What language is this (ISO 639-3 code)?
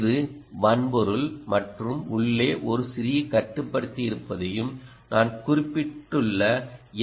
tam